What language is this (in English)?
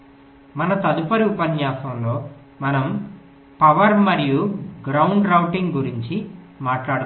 Telugu